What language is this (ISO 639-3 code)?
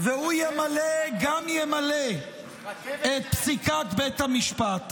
heb